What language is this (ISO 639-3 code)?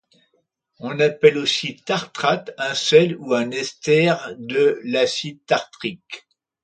fra